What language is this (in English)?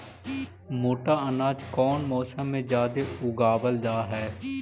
Magahi